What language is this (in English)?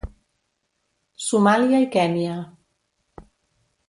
Catalan